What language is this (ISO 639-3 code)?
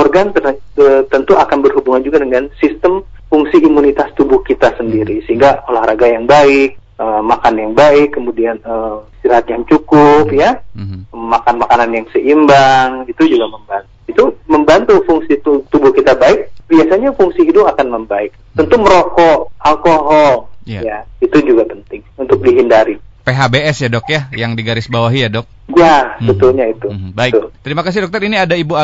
ind